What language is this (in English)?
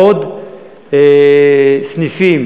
Hebrew